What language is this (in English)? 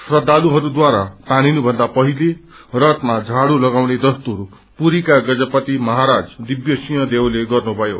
Nepali